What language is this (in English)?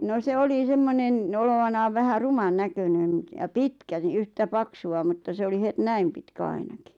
Finnish